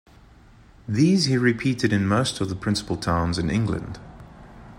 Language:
English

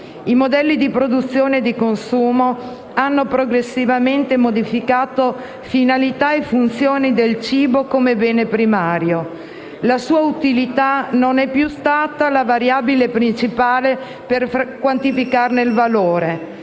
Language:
Italian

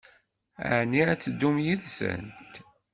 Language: Kabyle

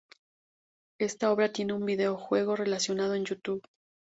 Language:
Spanish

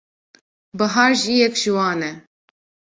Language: Kurdish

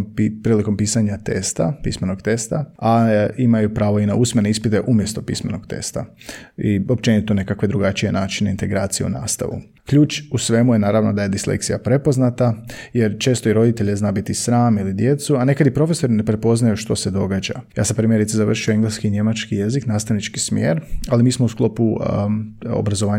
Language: Croatian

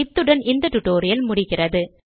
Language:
Tamil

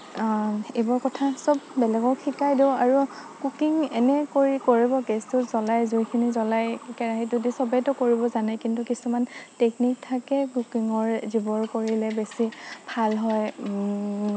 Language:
Assamese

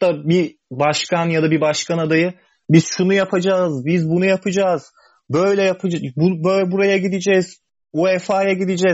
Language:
Turkish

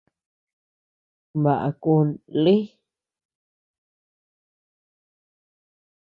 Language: Tepeuxila Cuicatec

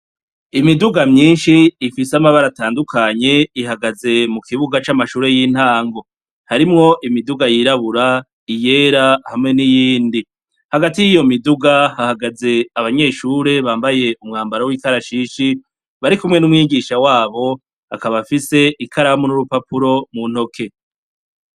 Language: Rundi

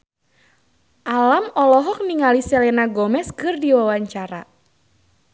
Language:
Sundanese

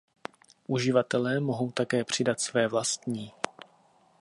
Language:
Czech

